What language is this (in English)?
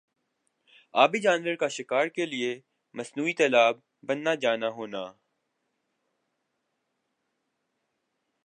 Urdu